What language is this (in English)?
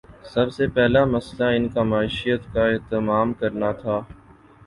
Urdu